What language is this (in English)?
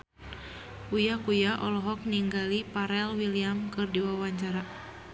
Sundanese